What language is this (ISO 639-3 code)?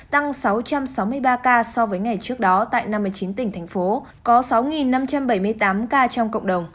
vie